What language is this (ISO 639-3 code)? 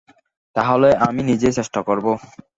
ben